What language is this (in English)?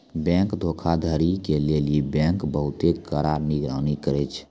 Maithili